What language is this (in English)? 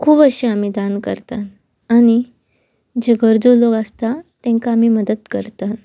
Konkani